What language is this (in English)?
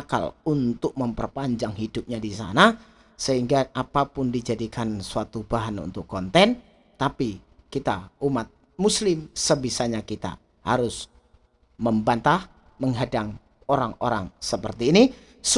Indonesian